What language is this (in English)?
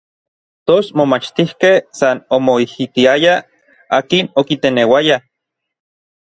Orizaba Nahuatl